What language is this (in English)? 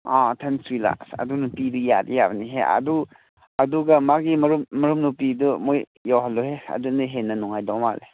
Manipuri